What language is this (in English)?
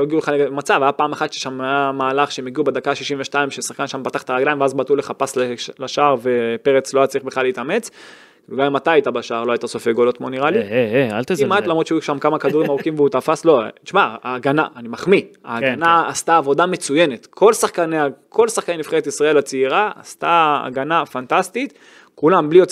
Hebrew